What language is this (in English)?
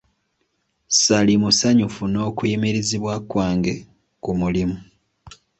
Ganda